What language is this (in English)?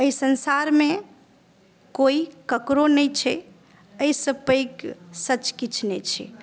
Maithili